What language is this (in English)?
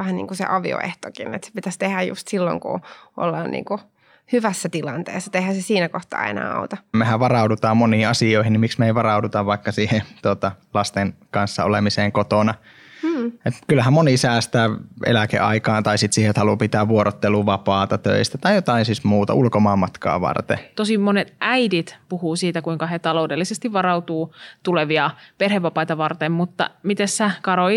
Finnish